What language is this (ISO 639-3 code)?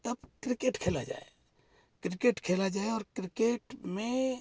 hin